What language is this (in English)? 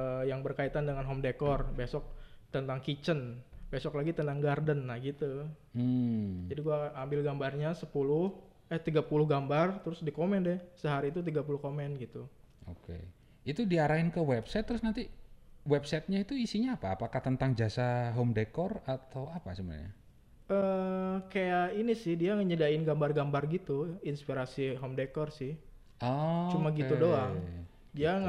Indonesian